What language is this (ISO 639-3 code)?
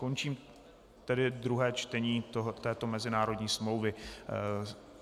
ces